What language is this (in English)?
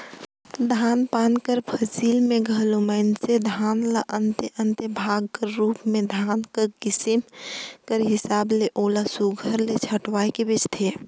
Chhattisgarhi